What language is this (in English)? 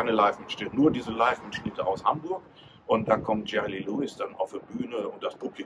German